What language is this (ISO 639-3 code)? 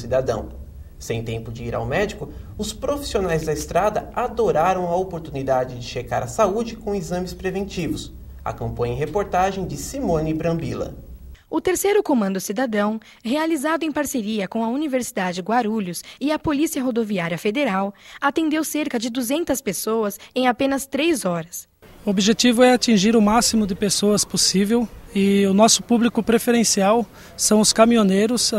por